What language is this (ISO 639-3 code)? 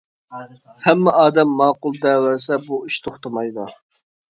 uig